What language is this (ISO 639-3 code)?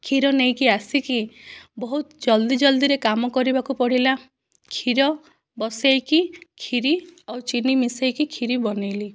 ori